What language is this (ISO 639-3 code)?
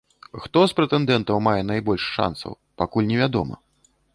bel